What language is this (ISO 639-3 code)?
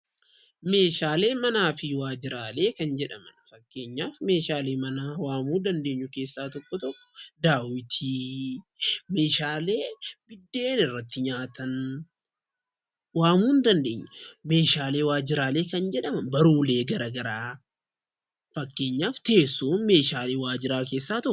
orm